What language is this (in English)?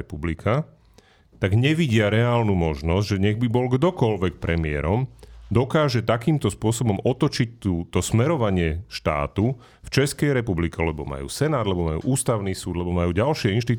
Slovak